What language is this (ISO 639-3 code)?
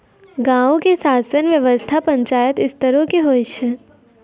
mai